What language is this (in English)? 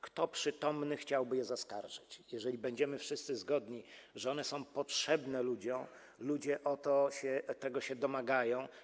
Polish